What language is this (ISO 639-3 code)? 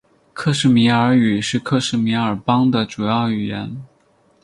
zho